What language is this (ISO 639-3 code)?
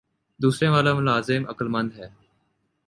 urd